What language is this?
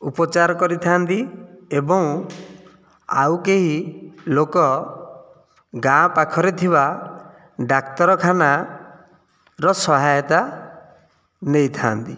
Odia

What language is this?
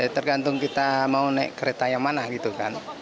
Indonesian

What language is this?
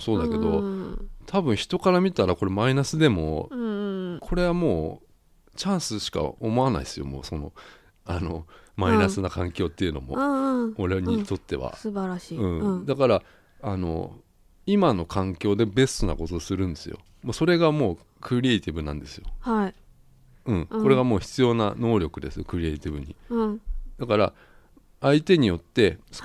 Japanese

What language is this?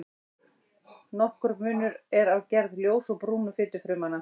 Icelandic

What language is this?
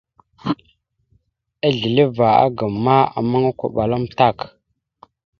Mada (Cameroon)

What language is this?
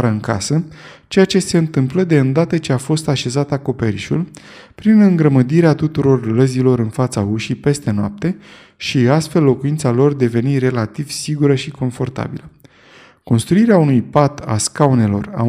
Romanian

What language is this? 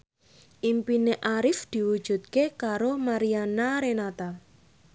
Javanese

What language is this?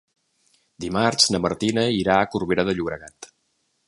Catalan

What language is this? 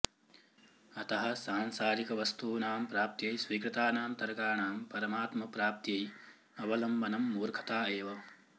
Sanskrit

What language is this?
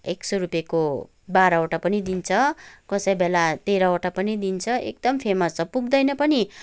Nepali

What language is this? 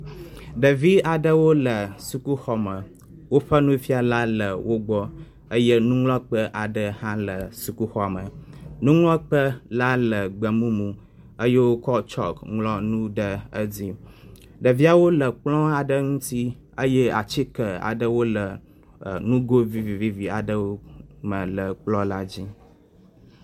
Ewe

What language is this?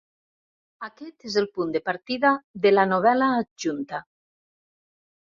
Catalan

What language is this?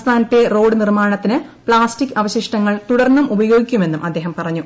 Malayalam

